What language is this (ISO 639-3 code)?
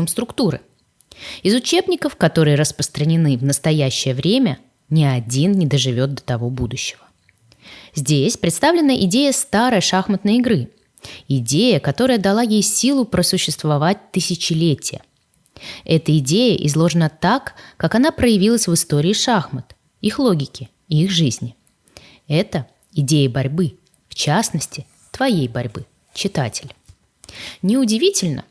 rus